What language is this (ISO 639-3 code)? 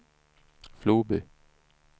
swe